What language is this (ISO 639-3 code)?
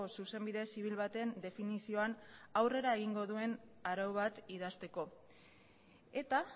eus